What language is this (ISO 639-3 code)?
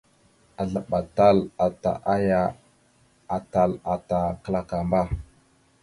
mxu